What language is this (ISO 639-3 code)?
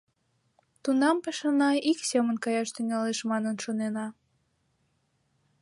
chm